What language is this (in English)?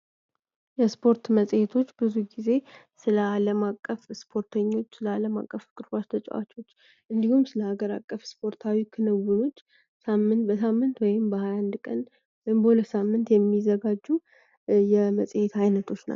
Amharic